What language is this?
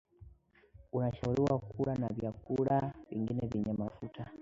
Swahili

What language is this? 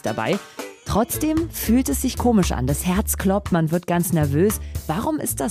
German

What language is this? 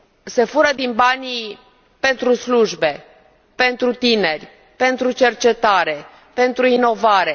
Romanian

